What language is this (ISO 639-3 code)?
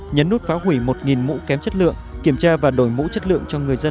vie